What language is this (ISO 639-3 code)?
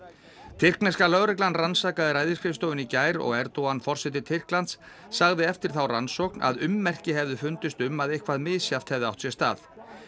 isl